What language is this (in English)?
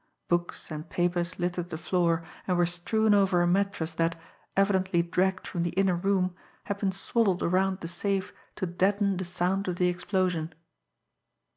English